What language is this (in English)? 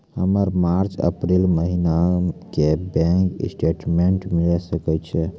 Maithili